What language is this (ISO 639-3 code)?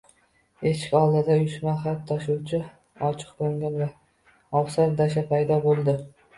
uzb